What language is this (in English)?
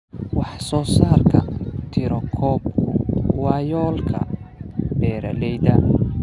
Somali